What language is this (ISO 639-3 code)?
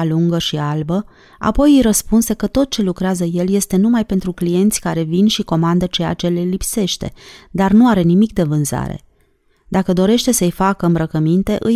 ron